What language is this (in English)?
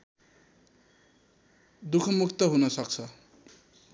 Nepali